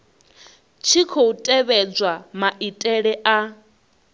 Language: Venda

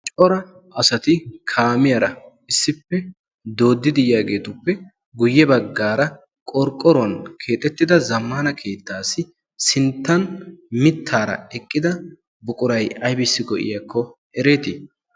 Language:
Wolaytta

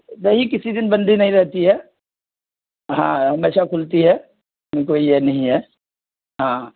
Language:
Urdu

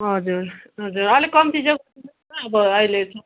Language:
Nepali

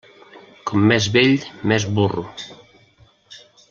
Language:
Catalan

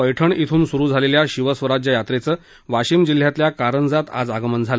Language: Marathi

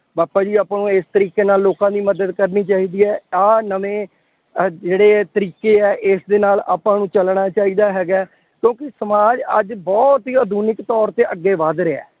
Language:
Punjabi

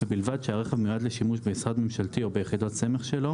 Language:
Hebrew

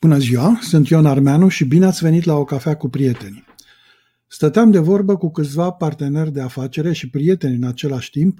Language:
Romanian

